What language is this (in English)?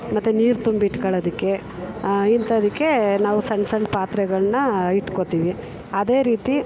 Kannada